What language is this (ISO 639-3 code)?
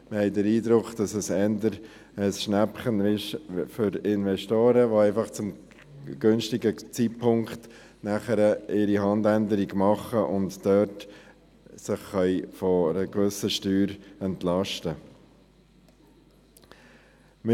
gsw